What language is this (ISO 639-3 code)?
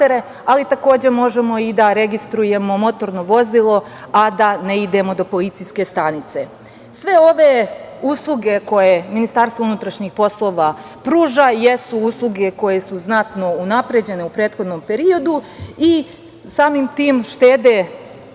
srp